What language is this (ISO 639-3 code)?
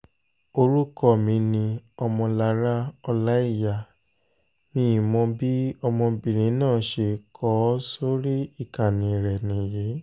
yor